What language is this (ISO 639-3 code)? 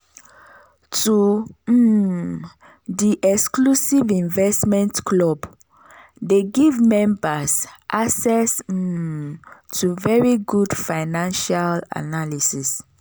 pcm